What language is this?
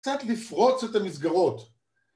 Hebrew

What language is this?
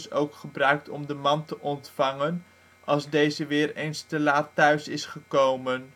Dutch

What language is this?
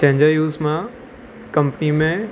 Sindhi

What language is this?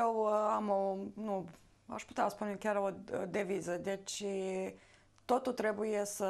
Romanian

